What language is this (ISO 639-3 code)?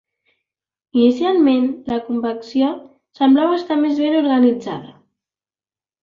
cat